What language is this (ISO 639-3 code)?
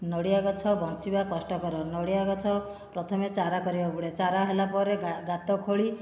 ori